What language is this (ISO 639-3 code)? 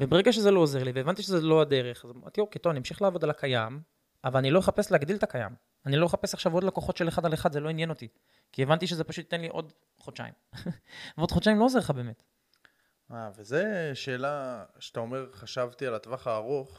heb